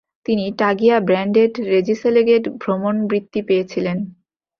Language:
Bangla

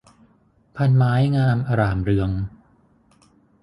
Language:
Thai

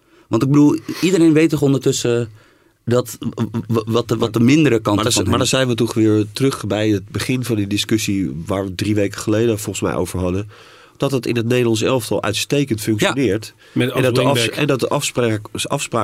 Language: Dutch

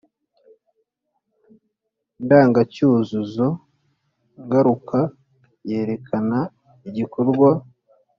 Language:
Kinyarwanda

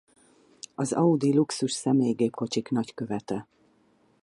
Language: Hungarian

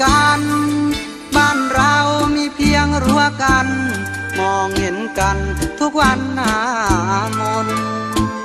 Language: Thai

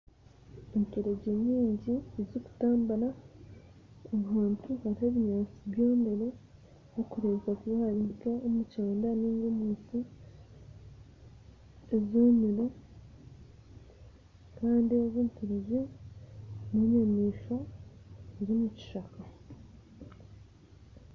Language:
Nyankole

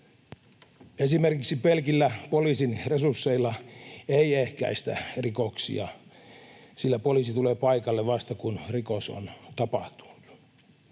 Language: Finnish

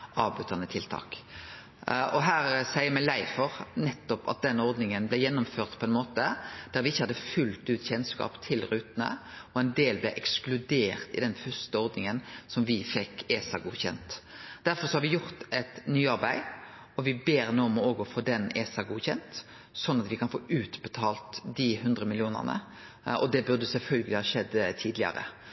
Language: Norwegian Nynorsk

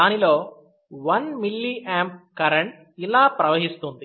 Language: Telugu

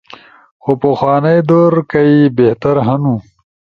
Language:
Ushojo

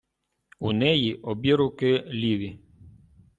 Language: Ukrainian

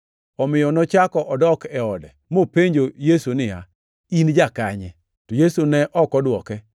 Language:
Luo (Kenya and Tanzania)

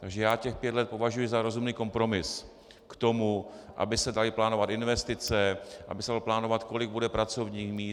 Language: Czech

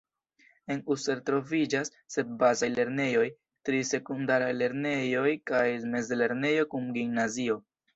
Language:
Esperanto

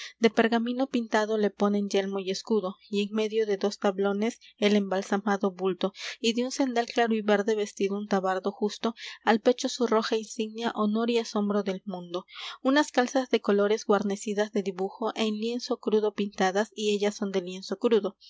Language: Spanish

